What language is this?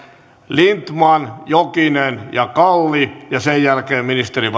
Finnish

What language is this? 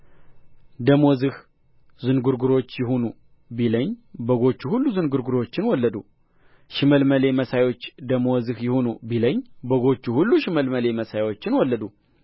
Amharic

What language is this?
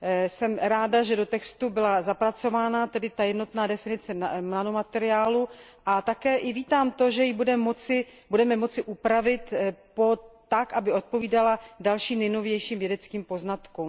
Czech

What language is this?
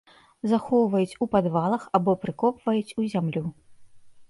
Belarusian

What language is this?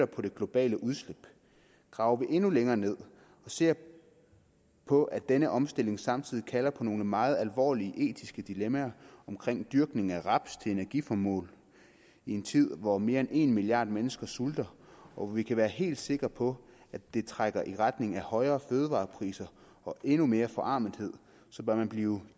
Danish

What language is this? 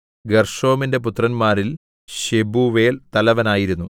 Malayalam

